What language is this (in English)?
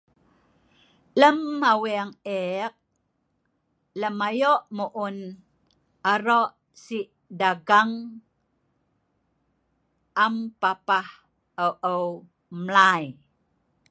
Sa'ban